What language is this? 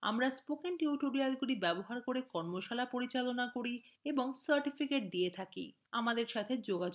Bangla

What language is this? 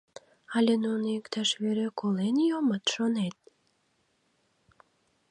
Mari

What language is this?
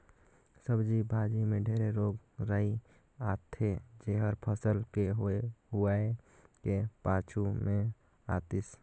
Chhattisgarhi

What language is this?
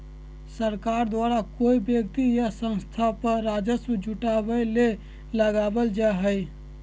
Magahi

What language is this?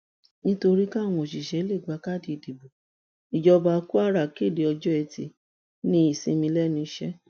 Yoruba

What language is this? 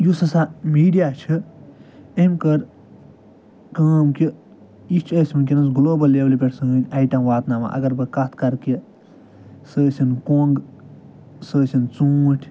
Kashmiri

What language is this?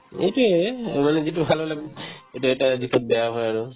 Assamese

